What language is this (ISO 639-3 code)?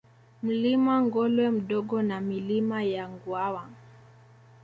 swa